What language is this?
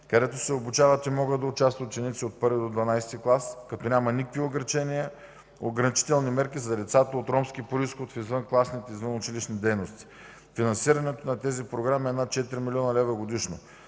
Bulgarian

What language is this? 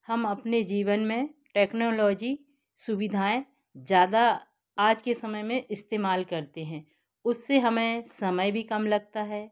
Hindi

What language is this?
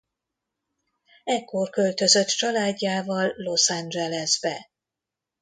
Hungarian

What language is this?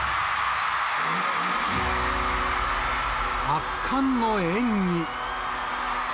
Japanese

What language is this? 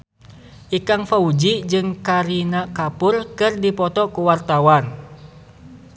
Sundanese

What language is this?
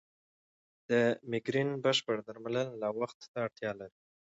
Pashto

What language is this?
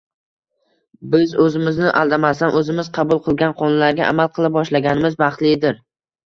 Uzbek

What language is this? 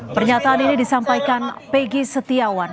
Indonesian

